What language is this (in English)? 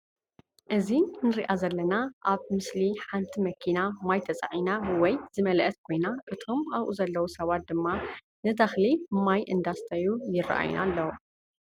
Tigrinya